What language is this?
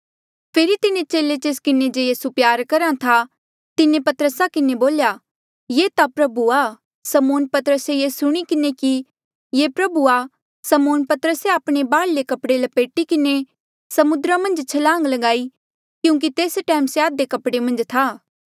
Mandeali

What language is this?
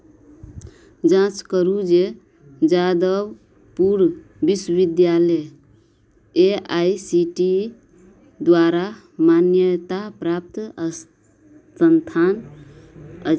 Maithili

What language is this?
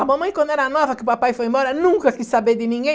Portuguese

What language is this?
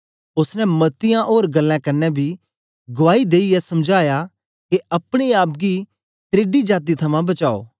Dogri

